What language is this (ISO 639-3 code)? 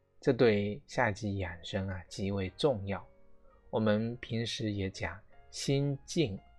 zho